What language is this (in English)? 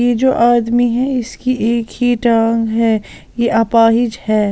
Hindi